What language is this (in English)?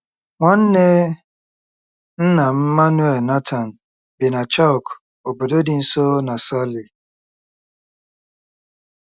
Igbo